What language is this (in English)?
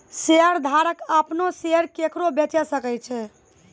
Maithili